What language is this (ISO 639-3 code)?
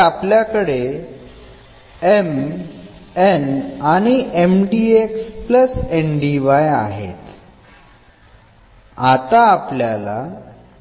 mar